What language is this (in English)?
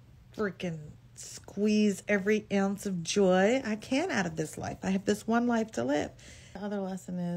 English